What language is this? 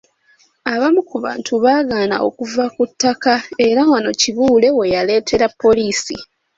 Ganda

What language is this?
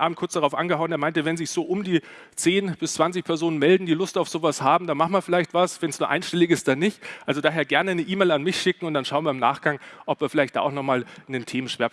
German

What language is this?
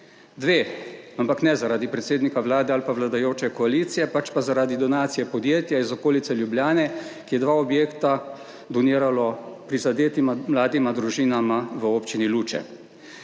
Slovenian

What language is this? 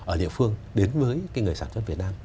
Vietnamese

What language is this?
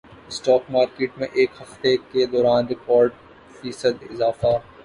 Urdu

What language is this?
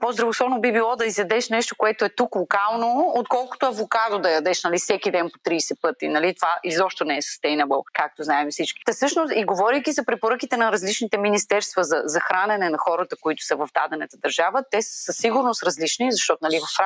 Bulgarian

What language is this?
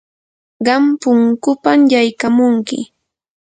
Yanahuanca Pasco Quechua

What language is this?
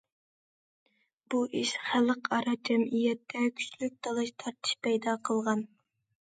Uyghur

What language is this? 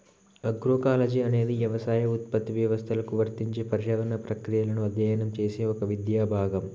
Telugu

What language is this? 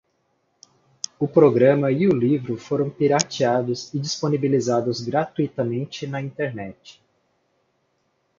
Portuguese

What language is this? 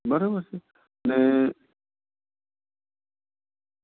Gujarati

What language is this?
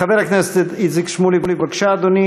Hebrew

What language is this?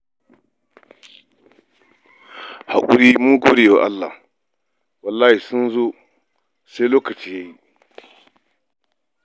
Hausa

